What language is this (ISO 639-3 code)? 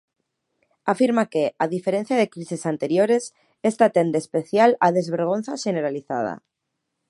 glg